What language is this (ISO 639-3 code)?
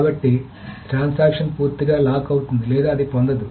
tel